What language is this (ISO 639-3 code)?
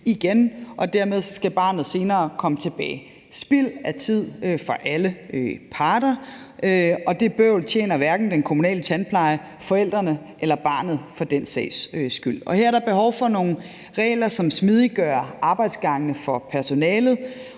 dan